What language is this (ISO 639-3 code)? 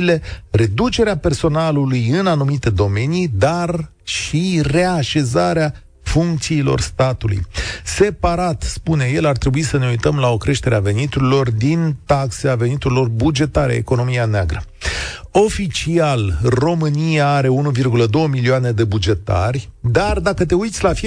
ron